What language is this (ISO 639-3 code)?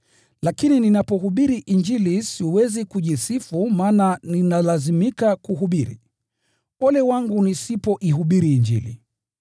swa